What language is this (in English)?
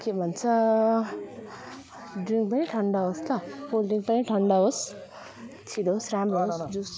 Nepali